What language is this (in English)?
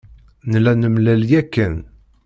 Kabyle